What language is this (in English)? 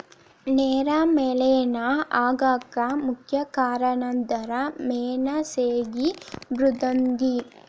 Kannada